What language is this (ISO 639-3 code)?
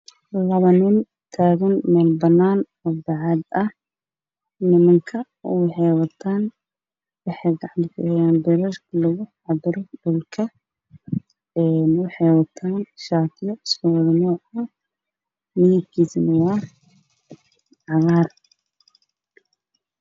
som